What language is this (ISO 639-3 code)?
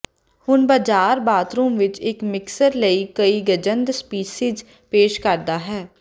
pan